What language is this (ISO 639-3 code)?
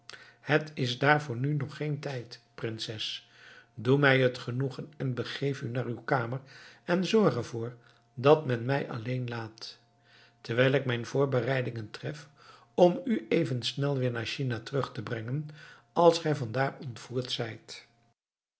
nld